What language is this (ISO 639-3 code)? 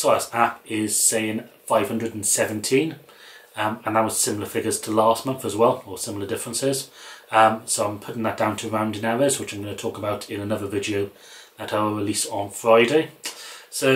eng